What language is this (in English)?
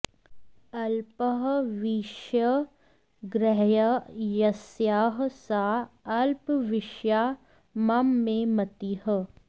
Sanskrit